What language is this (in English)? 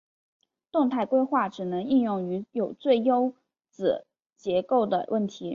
Chinese